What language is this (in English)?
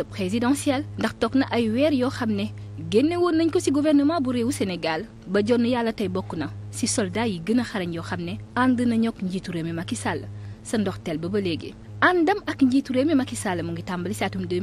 French